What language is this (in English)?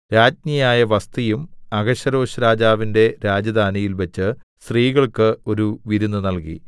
Malayalam